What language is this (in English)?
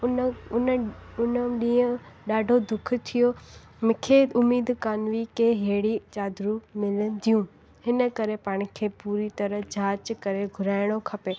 Sindhi